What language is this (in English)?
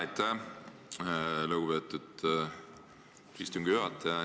Estonian